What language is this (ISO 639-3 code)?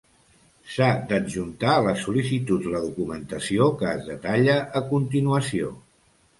cat